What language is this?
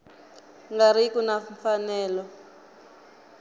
Tsonga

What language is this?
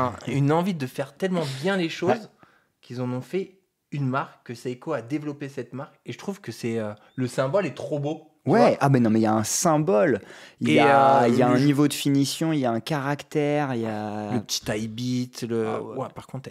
French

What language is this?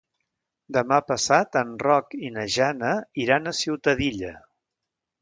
Catalan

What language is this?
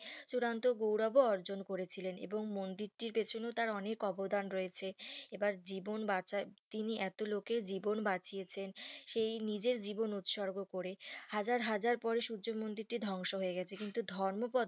Bangla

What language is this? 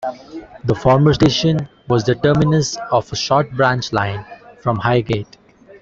English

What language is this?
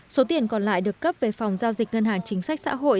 Vietnamese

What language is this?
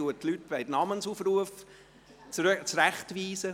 Swiss German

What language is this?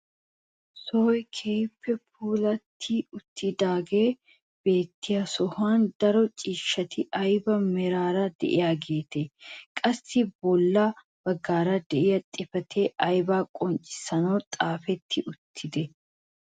Wolaytta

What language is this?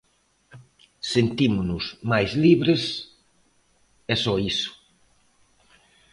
Galician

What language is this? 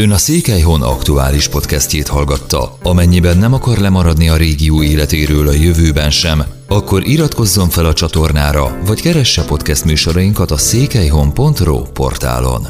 Hungarian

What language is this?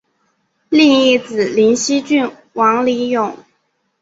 Chinese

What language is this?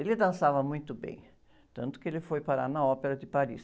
Portuguese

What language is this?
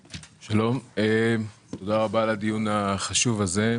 Hebrew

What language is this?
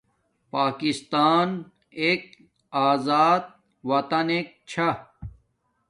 Domaaki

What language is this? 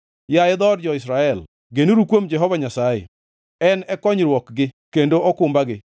Luo (Kenya and Tanzania)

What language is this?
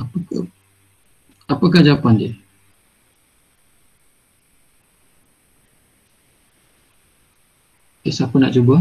Malay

